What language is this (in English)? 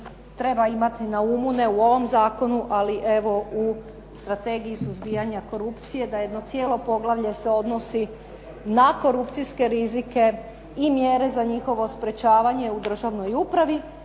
Croatian